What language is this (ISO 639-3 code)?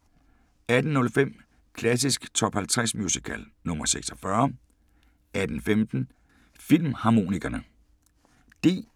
dan